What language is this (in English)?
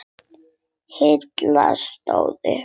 Icelandic